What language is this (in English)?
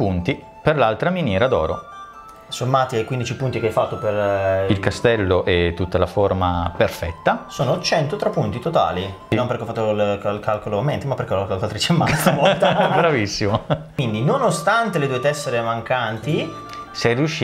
Italian